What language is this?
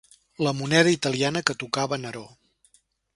Catalan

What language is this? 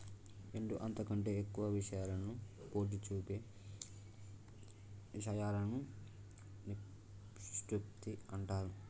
Telugu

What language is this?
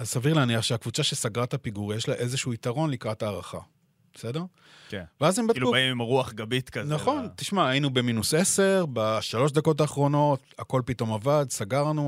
Hebrew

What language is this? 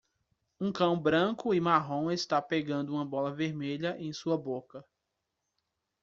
Portuguese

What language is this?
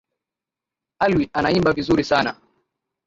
Swahili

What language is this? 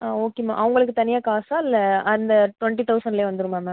Tamil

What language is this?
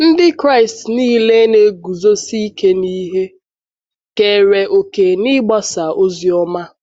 Igbo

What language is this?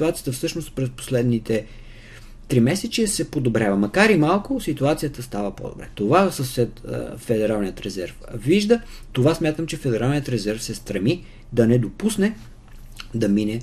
Bulgarian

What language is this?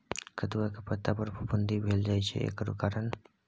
Maithili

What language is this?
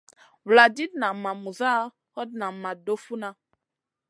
Masana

